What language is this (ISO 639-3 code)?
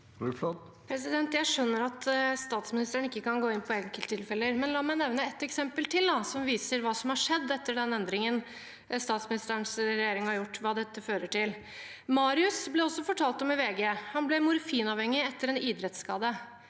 nor